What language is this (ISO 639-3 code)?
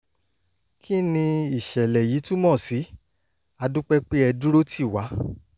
yor